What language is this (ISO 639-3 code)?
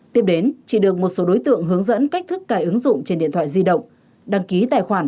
vie